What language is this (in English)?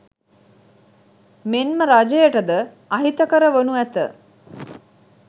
Sinhala